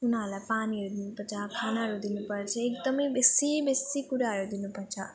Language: Nepali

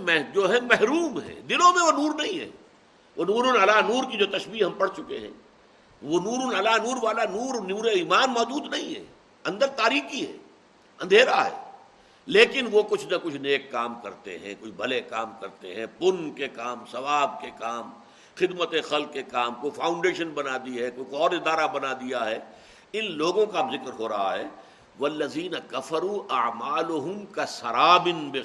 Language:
Urdu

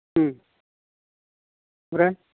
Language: Bodo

